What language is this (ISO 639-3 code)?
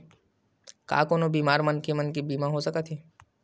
hne